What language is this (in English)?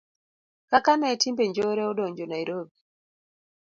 Luo (Kenya and Tanzania)